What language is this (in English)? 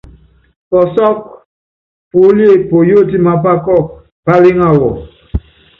Yangben